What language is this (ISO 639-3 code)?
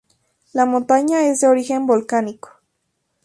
spa